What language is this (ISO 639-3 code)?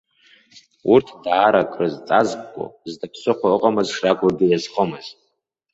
abk